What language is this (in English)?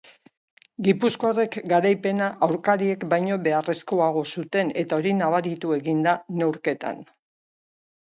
Basque